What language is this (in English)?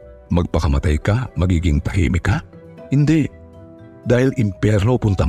Filipino